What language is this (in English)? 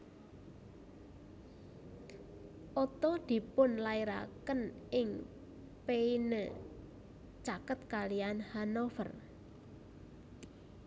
Javanese